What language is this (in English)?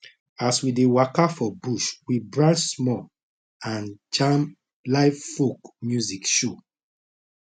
Nigerian Pidgin